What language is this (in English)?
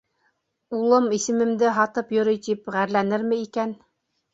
Bashkir